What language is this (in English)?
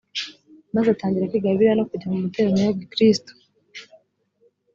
Kinyarwanda